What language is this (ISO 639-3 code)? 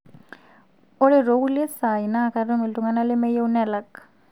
mas